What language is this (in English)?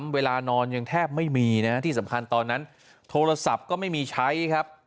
Thai